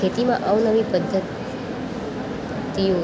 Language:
Gujarati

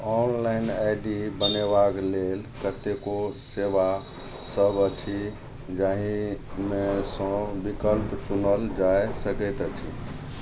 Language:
Maithili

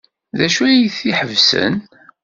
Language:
Kabyle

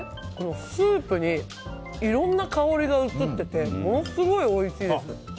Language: Japanese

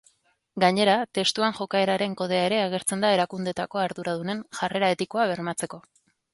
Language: Basque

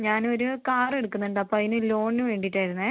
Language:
Malayalam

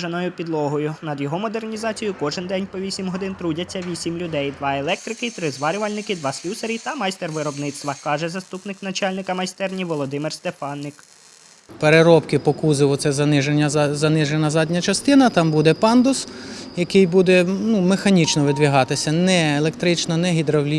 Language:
Ukrainian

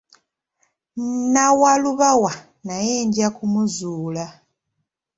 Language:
Ganda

